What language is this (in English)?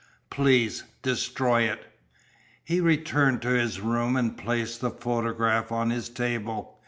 English